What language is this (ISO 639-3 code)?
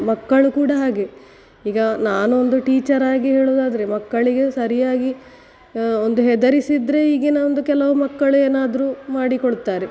kan